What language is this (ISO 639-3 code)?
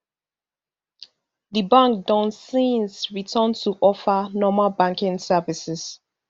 pcm